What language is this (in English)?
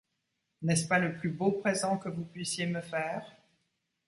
French